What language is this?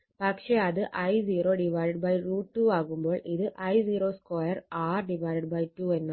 Malayalam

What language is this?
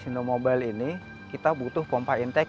Indonesian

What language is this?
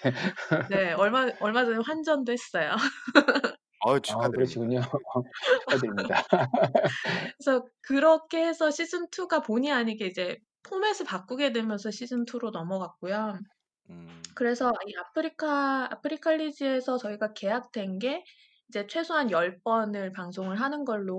Korean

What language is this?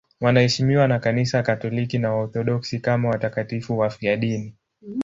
Swahili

